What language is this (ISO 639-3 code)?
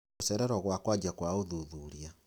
kik